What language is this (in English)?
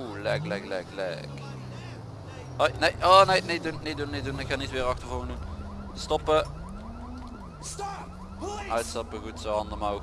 Dutch